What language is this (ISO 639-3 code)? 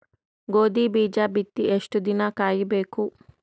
kan